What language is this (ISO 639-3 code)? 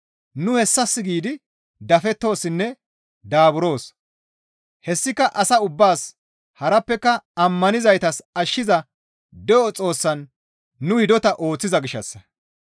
gmv